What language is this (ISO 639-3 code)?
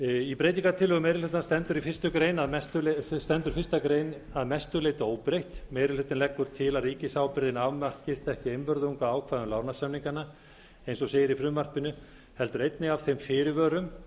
isl